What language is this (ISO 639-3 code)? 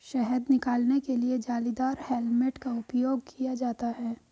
hin